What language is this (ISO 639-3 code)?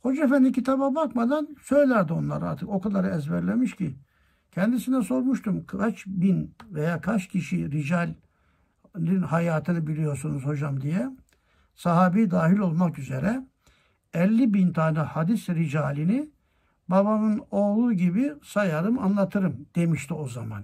tur